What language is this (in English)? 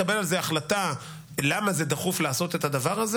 Hebrew